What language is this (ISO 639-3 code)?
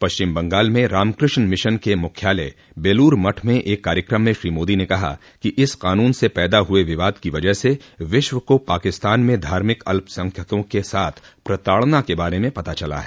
hin